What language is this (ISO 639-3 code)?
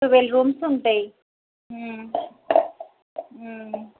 tel